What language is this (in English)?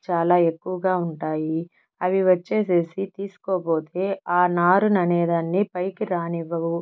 Telugu